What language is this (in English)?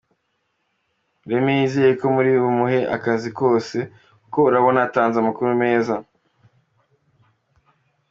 Kinyarwanda